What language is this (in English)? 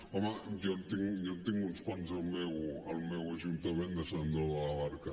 Catalan